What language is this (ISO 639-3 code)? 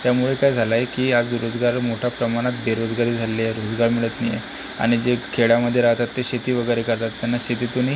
mar